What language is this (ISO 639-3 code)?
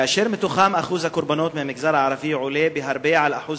heb